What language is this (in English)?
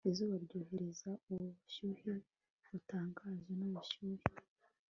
Kinyarwanda